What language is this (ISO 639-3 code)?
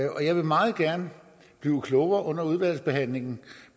dan